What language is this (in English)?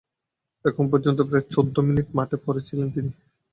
Bangla